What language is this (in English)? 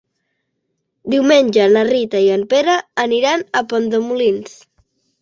Catalan